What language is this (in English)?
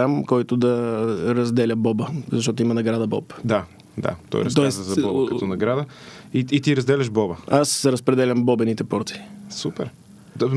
Bulgarian